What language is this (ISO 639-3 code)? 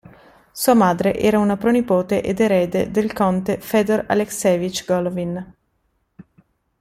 ita